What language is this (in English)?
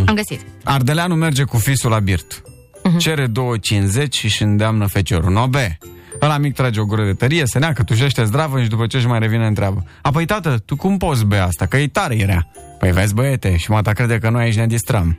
Romanian